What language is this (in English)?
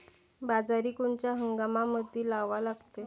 Marathi